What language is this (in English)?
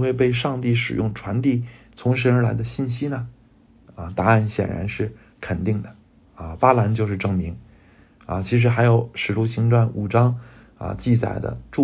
Chinese